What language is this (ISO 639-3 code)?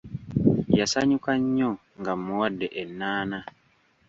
lug